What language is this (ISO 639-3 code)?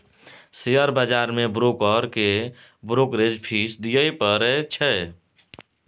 mai